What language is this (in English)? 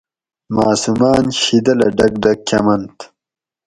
Gawri